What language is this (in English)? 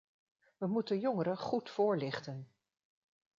Dutch